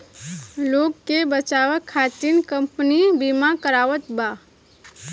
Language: Bhojpuri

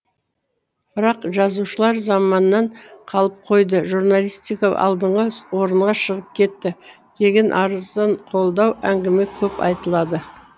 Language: Kazakh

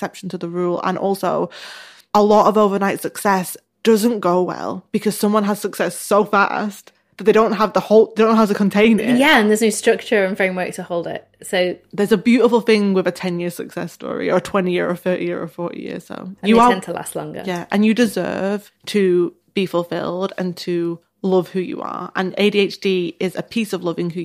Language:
English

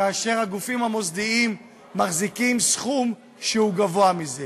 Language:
Hebrew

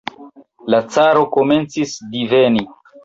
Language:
Esperanto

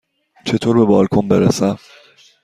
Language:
Persian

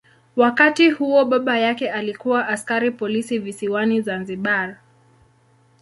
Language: Swahili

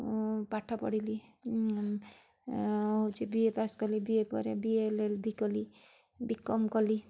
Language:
Odia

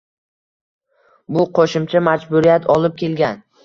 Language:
Uzbek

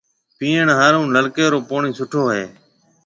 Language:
Marwari (Pakistan)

